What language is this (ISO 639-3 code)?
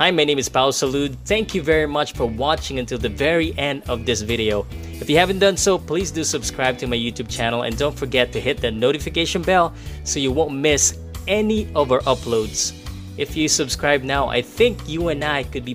fil